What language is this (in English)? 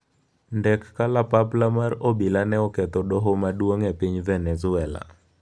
Luo (Kenya and Tanzania)